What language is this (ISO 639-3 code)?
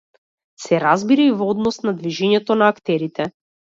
mkd